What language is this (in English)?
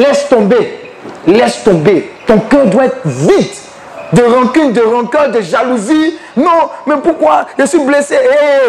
French